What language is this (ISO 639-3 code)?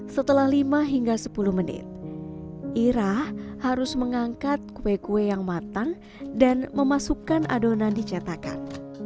ind